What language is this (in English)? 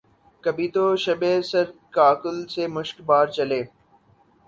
Urdu